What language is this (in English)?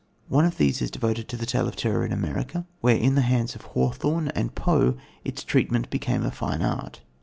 English